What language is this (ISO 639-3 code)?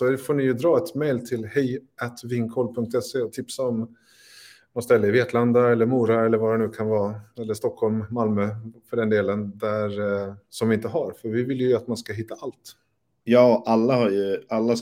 swe